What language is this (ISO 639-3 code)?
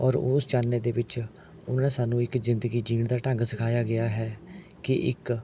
pan